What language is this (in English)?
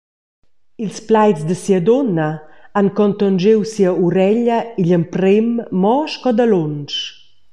Romansh